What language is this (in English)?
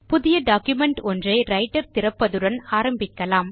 Tamil